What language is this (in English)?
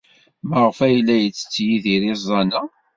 Kabyle